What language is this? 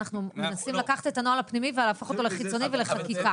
Hebrew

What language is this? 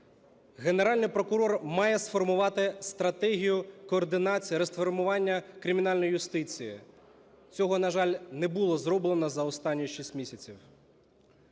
Ukrainian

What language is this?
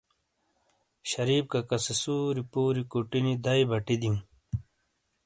Shina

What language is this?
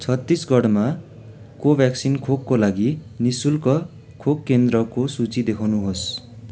Nepali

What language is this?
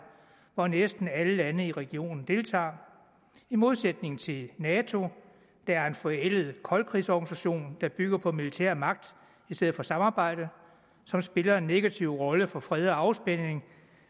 Danish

